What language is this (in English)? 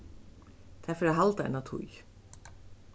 Faroese